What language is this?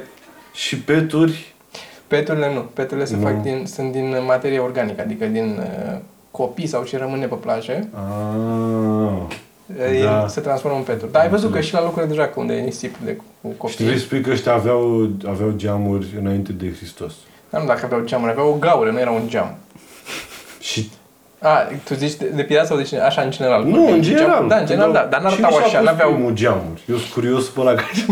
Romanian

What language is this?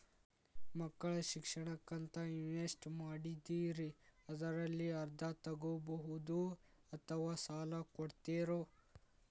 Kannada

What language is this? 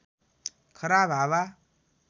Nepali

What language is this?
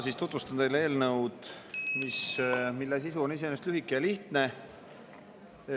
Estonian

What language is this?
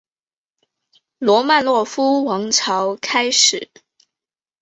Chinese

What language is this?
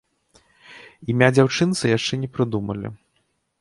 Belarusian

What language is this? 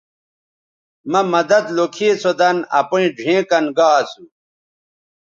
Bateri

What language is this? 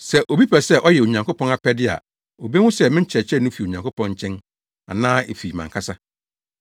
Akan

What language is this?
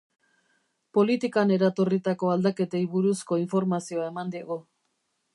Basque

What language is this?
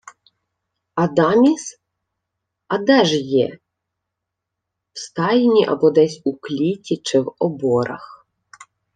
Ukrainian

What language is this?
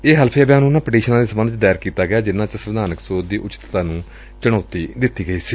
Punjabi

